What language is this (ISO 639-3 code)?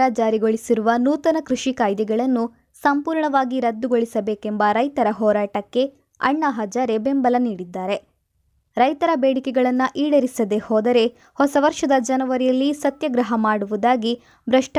kan